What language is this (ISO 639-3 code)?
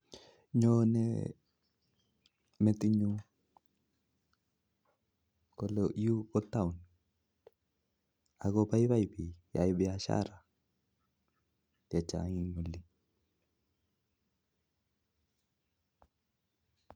kln